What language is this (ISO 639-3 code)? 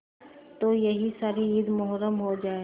hin